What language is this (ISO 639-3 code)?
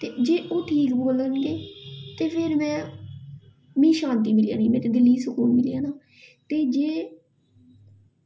doi